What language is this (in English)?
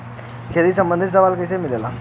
Bhojpuri